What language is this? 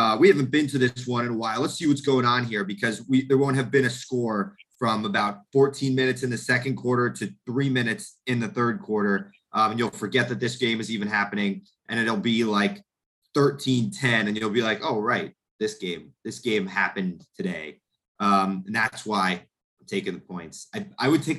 English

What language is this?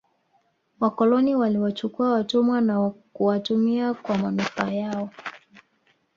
Swahili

